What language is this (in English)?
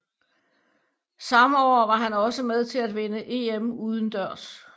Danish